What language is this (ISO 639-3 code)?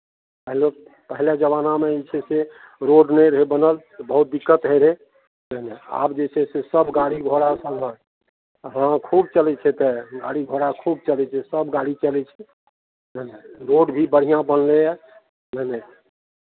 mai